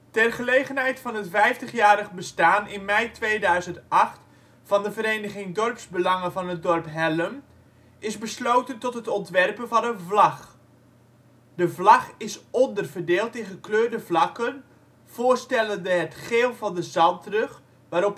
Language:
Dutch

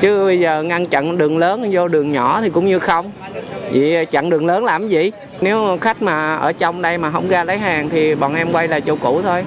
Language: Vietnamese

